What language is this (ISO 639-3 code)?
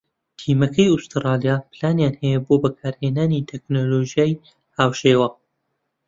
ckb